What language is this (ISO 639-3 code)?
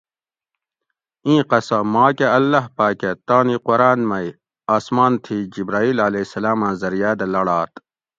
gwc